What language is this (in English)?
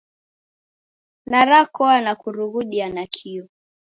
Taita